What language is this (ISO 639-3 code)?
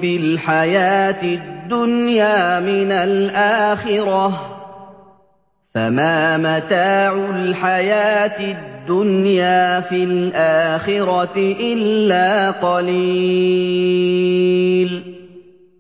ara